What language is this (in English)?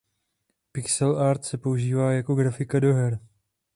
Czech